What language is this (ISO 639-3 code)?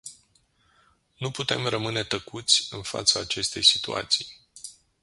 ron